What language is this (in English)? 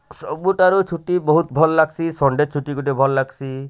Odia